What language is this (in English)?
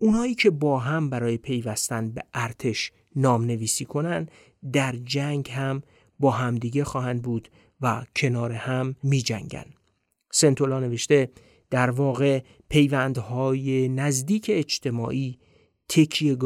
Persian